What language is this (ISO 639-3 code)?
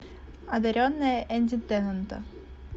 rus